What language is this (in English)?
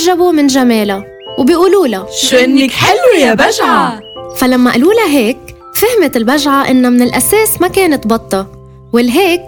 Arabic